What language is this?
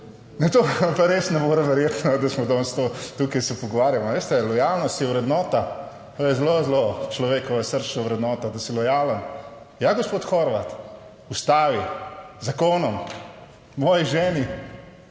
Slovenian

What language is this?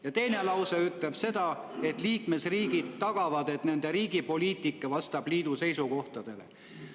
Estonian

